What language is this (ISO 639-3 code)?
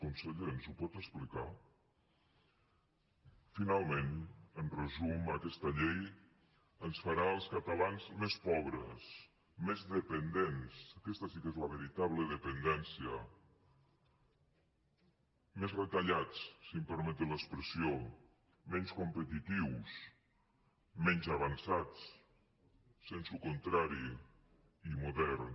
cat